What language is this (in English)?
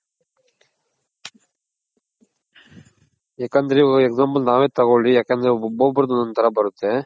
Kannada